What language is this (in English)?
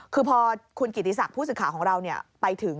Thai